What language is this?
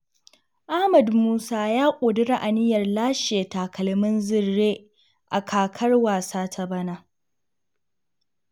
Hausa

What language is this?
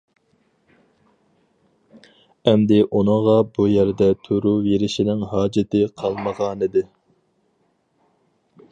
Uyghur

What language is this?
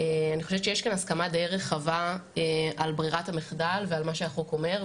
Hebrew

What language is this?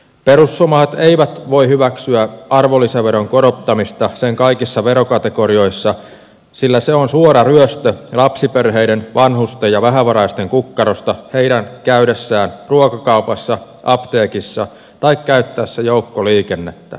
Finnish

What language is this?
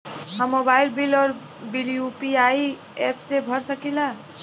Bhojpuri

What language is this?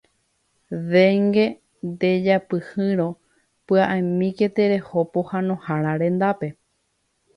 Guarani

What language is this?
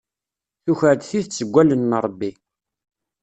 Kabyle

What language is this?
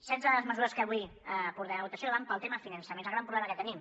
Catalan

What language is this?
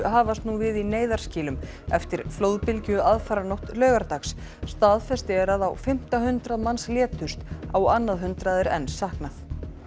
Icelandic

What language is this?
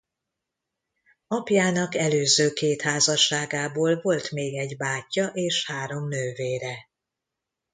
Hungarian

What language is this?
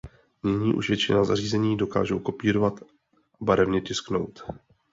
Czech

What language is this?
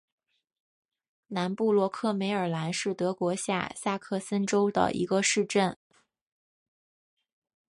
Chinese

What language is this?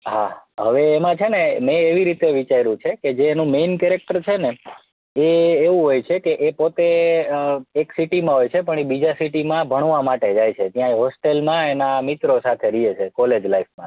Gujarati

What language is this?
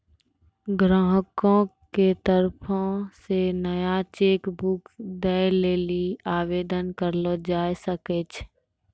Maithili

